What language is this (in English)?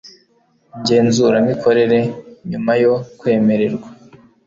Kinyarwanda